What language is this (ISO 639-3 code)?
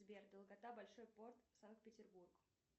rus